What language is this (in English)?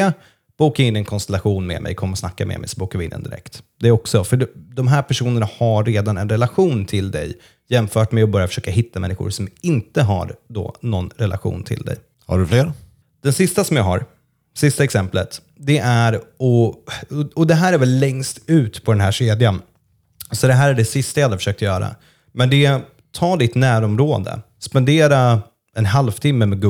Swedish